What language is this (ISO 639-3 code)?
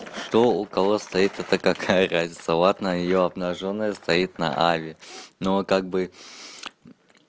rus